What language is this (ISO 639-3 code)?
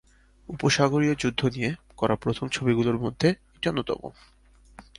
ben